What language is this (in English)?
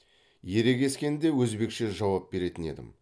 Kazakh